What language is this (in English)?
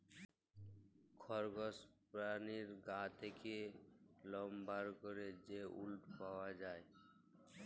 Bangla